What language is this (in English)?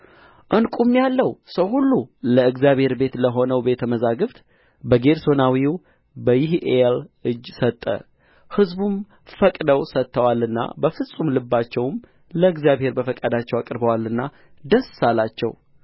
Amharic